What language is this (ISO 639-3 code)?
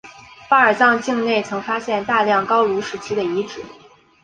zho